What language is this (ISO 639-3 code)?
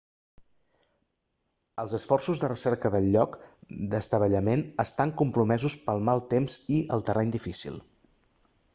cat